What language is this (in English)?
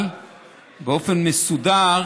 Hebrew